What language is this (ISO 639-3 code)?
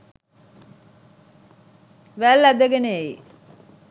sin